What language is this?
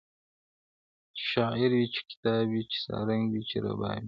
Pashto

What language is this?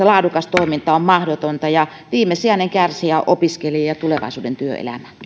Finnish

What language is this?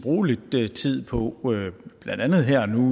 Danish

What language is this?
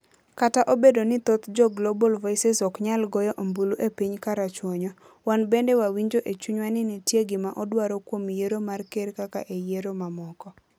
Luo (Kenya and Tanzania)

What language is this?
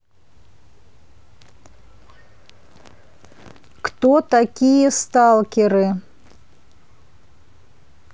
Russian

